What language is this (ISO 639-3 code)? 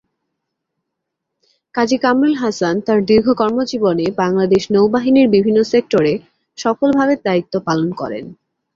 ben